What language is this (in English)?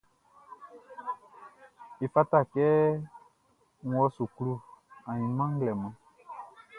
Baoulé